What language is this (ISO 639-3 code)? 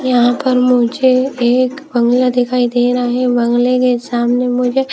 hin